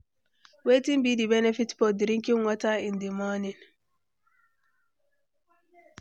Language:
Nigerian Pidgin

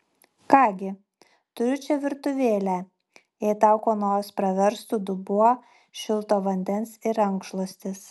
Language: Lithuanian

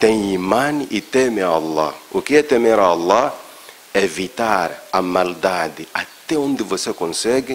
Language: Portuguese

